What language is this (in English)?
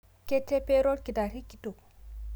Masai